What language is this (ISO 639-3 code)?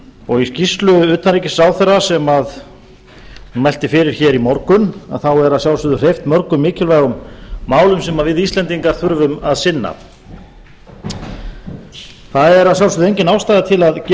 isl